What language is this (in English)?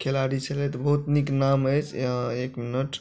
Maithili